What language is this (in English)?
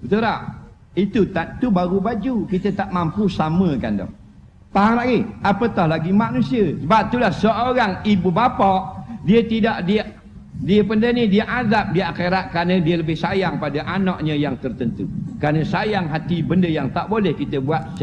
Malay